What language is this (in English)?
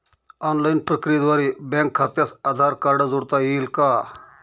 Marathi